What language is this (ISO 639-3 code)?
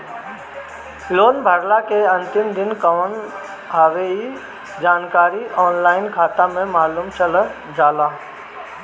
bho